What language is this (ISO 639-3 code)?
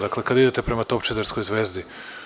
srp